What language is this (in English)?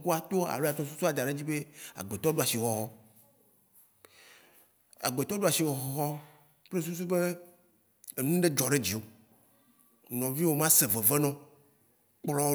Waci Gbe